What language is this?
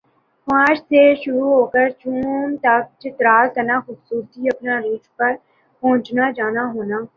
Urdu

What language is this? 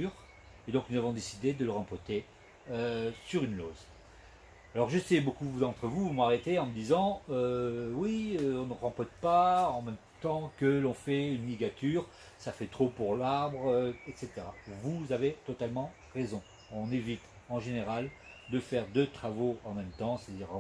French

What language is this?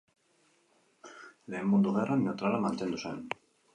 Basque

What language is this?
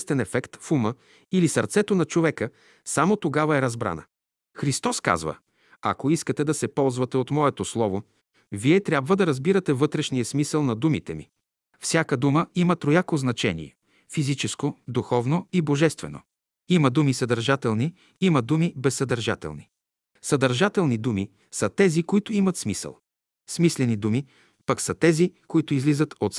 Bulgarian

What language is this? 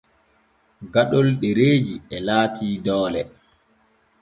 Borgu Fulfulde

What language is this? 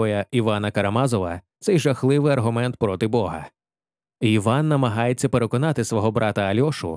Ukrainian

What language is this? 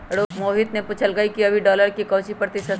Magahi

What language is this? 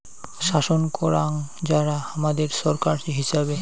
Bangla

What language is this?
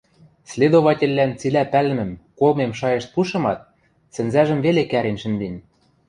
Western Mari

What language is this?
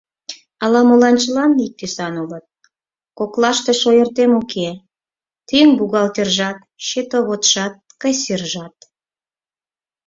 Mari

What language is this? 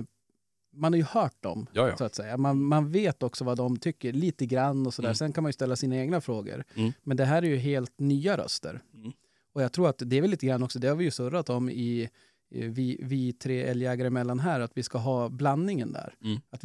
Swedish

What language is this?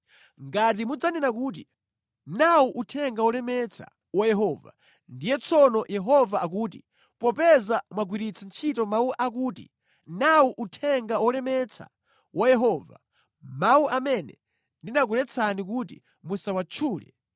Nyanja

